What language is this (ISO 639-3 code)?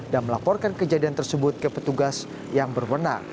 ind